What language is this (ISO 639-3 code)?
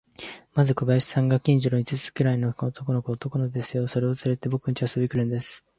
jpn